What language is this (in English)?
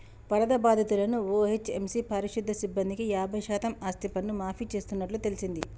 Telugu